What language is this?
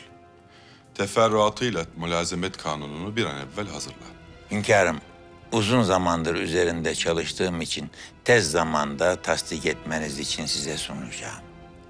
Turkish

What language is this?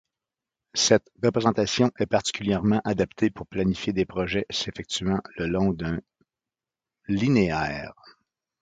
French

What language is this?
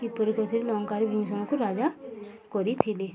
Odia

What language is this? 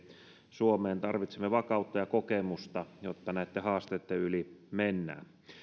Finnish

